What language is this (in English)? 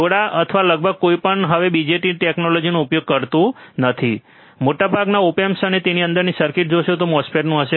Gujarati